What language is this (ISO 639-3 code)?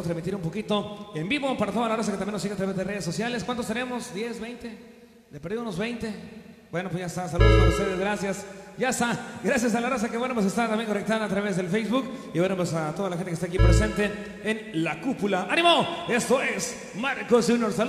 spa